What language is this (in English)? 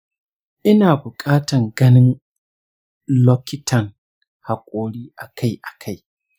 Hausa